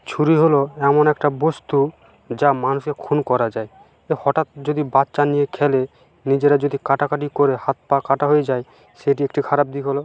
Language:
Bangla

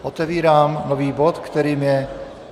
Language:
Czech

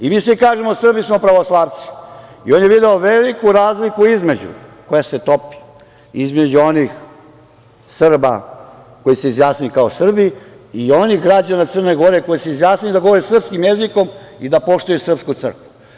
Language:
Serbian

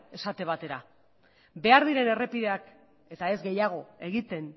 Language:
Basque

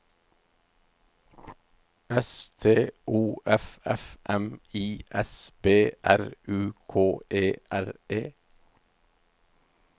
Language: Norwegian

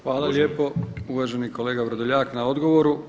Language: Croatian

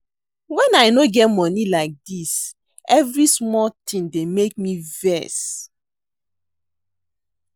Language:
Nigerian Pidgin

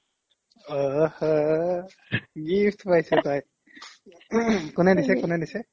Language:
Assamese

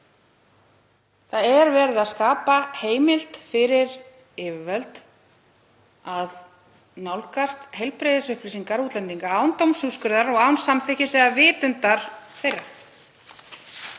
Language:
Icelandic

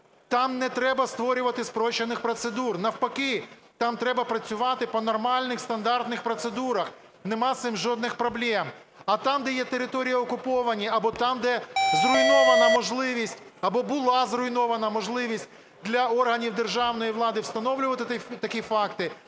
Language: Ukrainian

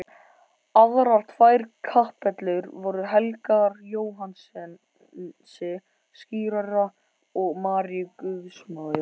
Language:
Icelandic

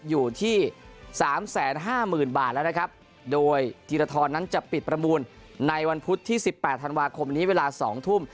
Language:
Thai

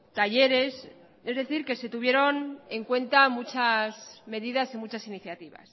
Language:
Spanish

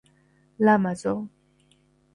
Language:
Georgian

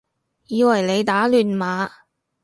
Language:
Cantonese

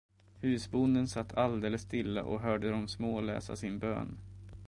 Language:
Swedish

